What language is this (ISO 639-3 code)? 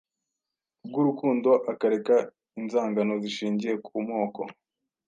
kin